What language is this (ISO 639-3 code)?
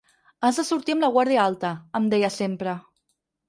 cat